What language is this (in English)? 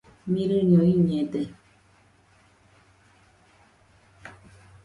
Nüpode Huitoto